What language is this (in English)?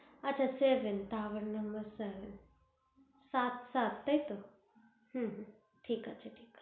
Bangla